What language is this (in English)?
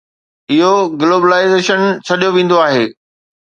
Sindhi